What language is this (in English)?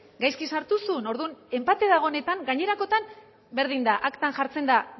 Basque